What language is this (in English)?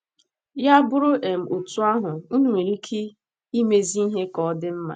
Igbo